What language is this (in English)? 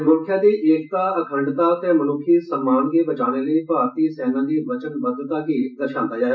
Dogri